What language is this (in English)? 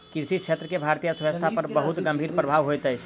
Maithili